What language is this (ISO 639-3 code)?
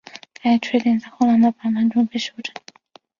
zho